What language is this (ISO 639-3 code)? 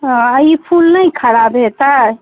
mai